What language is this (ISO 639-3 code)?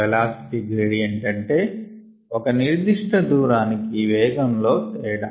tel